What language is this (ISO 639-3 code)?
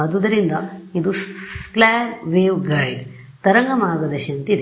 kan